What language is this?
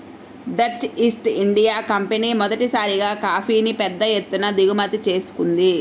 Telugu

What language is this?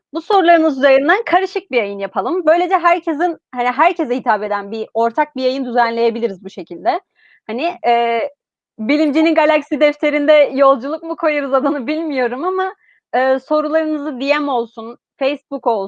Turkish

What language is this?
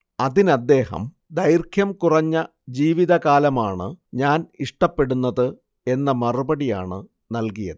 Malayalam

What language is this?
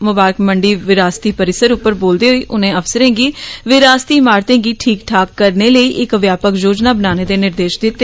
Dogri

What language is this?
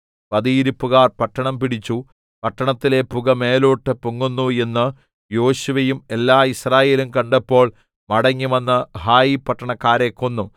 Malayalam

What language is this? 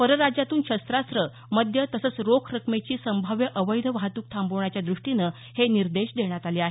Marathi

